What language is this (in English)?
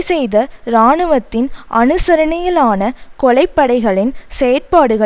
Tamil